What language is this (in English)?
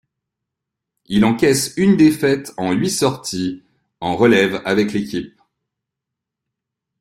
French